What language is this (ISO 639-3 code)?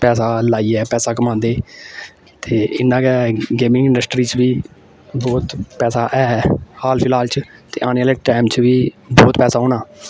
doi